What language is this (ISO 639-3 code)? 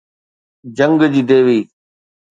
snd